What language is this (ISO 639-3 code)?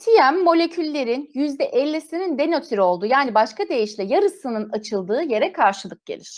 tur